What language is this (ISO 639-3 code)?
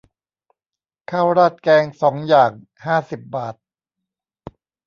tha